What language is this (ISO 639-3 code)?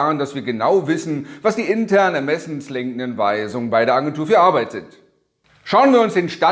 deu